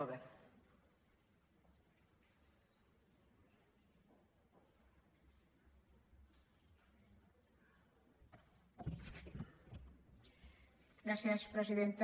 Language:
Catalan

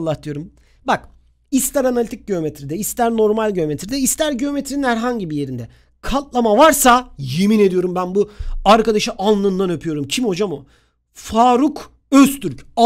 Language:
Turkish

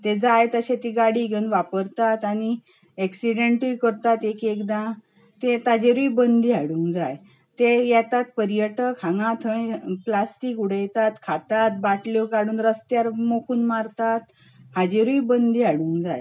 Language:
Konkani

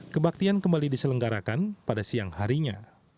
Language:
Indonesian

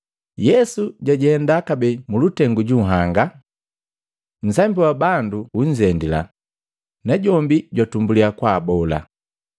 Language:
Matengo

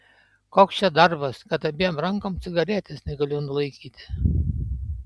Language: Lithuanian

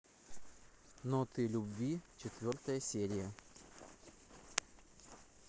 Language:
Russian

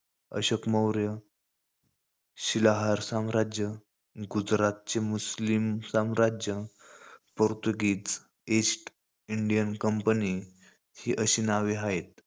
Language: Marathi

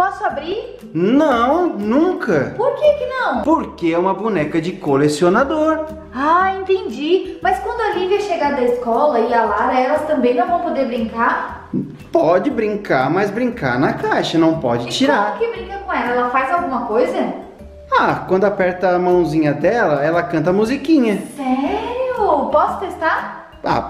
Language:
Portuguese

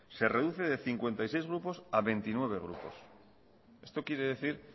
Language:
Spanish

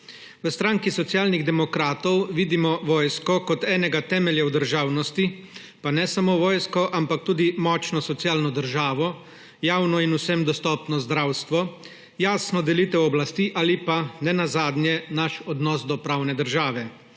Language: Slovenian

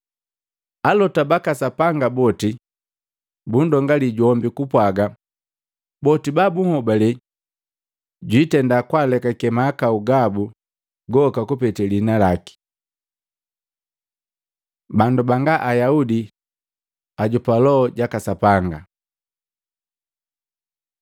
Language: Matengo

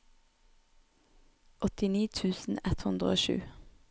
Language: Norwegian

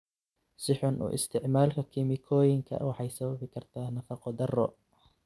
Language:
Somali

